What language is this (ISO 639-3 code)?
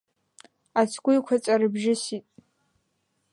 abk